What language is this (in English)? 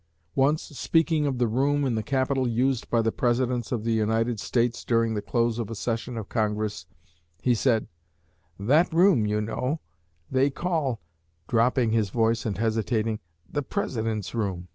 English